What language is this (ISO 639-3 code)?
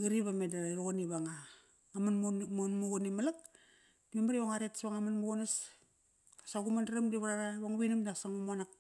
ckr